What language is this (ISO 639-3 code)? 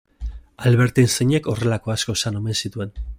eus